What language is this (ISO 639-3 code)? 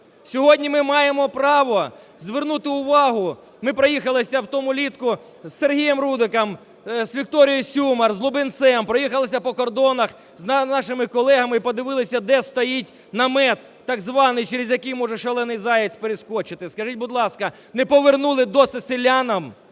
ukr